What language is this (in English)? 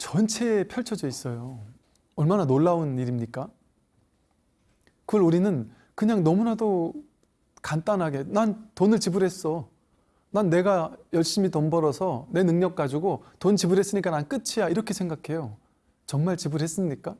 Korean